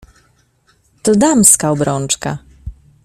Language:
Polish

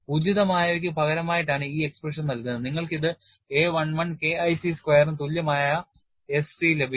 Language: Malayalam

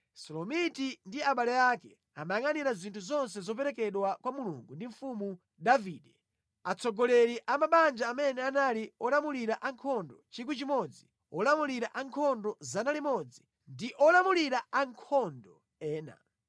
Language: Nyanja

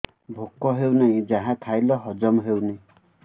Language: Odia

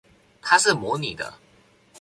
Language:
Chinese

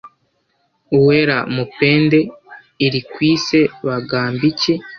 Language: Kinyarwanda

